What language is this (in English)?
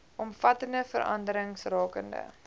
Afrikaans